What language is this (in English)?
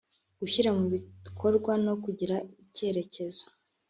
Kinyarwanda